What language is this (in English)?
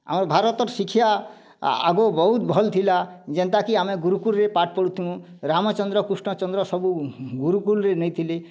Odia